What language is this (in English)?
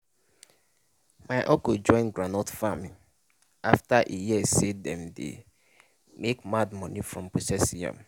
Nigerian Pidgin